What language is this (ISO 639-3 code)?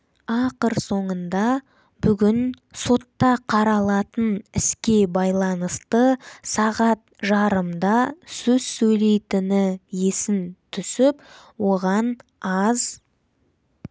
kaz